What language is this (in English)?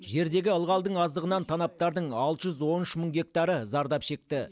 Kazakh